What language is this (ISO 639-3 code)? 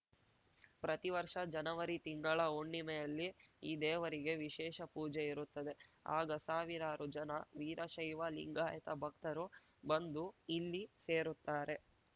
kan